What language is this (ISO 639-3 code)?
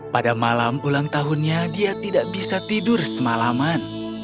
ind